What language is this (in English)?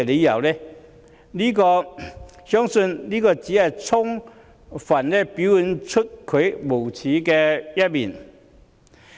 Cantonese